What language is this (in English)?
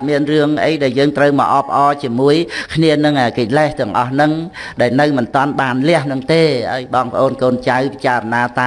Vietnamese